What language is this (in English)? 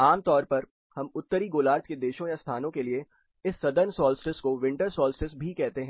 Hindi